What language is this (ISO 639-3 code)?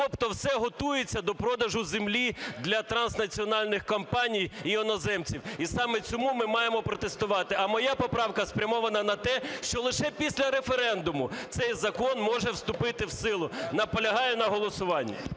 ukr